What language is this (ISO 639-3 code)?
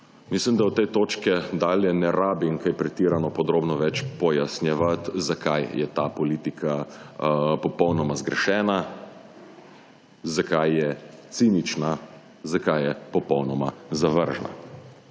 slv